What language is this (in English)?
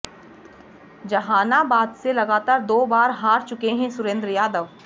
Hindi